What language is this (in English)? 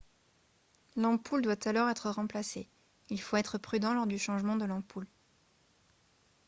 French